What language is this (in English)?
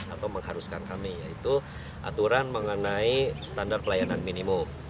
Indonesian